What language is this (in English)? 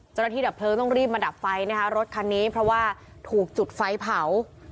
Thai